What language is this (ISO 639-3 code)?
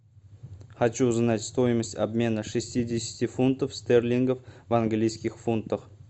rus